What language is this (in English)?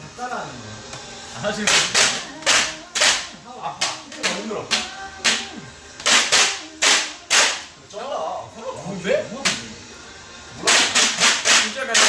Korean